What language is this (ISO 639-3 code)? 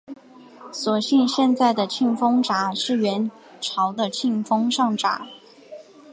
zho